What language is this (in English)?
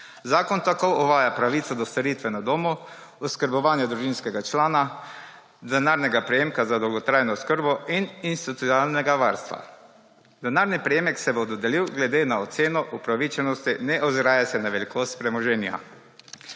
Slovenian